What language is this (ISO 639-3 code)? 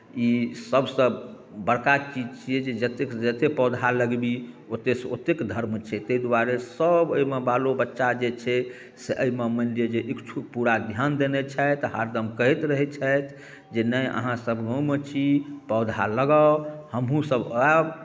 mai